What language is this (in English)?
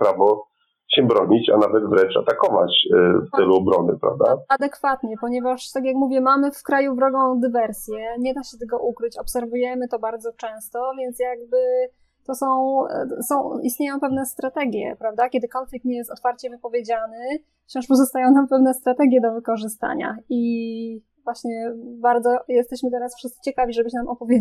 Polish